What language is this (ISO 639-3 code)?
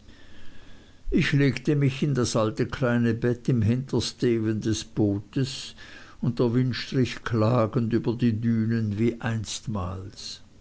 deu